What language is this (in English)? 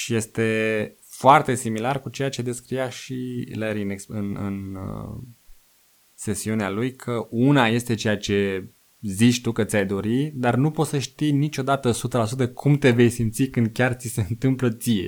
Romanian